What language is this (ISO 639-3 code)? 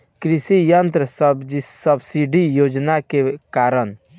bho